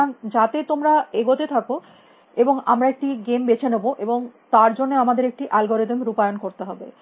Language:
Bangla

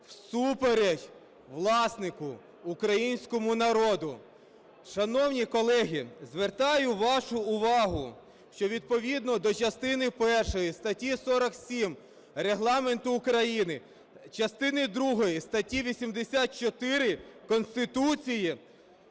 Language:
Ukrainian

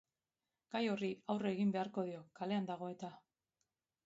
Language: Basque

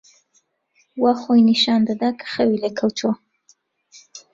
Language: Central Kurdish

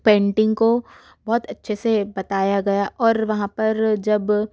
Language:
Hindi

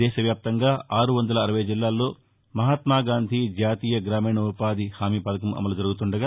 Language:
Telugu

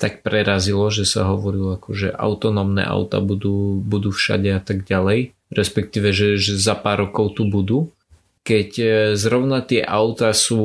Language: Slovak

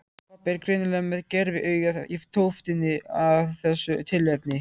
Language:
Icelandic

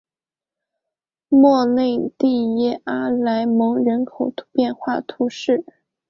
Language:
Chinese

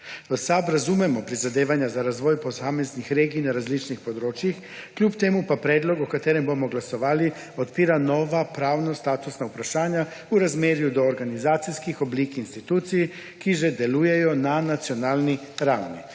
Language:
Slovenian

